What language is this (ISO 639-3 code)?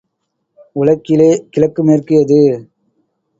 tam